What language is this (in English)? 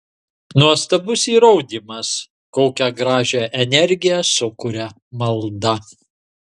Lithuanian